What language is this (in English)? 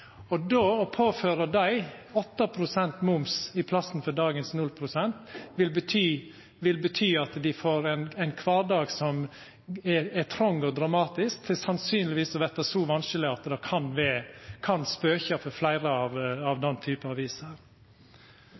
Norwegian Nynorsk